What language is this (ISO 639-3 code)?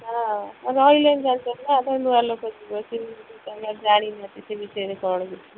ori